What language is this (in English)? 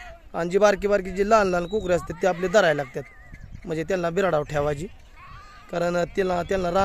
Arabic